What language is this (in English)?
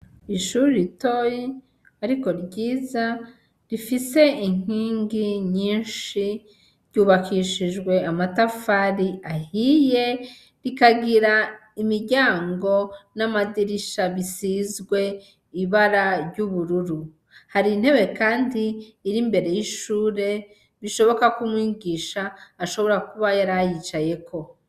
Rundi